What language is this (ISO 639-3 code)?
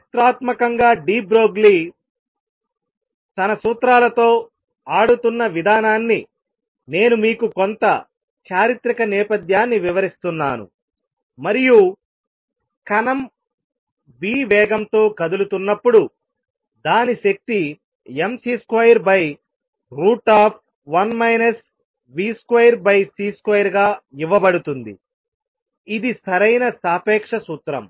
tel